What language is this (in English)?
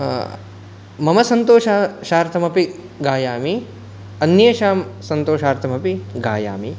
Sanskrit